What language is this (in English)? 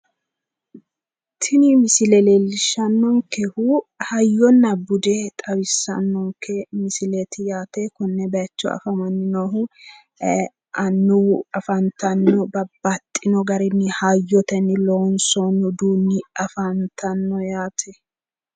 Sidamo